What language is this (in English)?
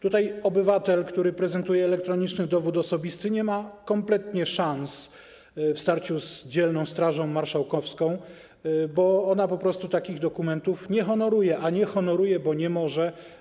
Polish